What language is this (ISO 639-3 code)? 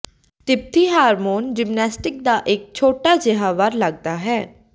pan